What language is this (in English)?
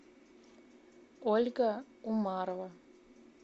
Russian